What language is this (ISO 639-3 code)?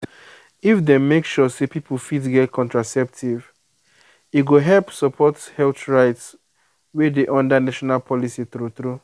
pcm